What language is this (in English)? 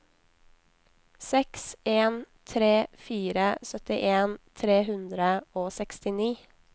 Norwegian